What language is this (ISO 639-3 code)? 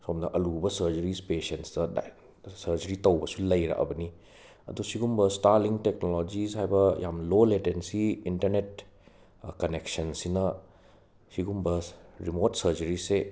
mni